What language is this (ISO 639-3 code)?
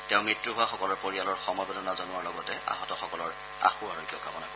asm